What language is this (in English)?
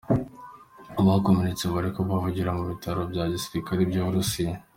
Kinyarwanda